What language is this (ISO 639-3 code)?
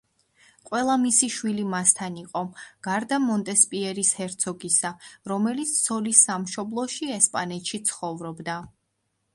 kat